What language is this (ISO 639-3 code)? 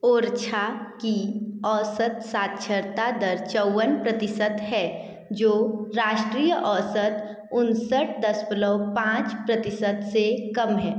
hin